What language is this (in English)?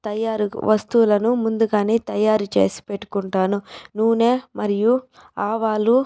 Telugu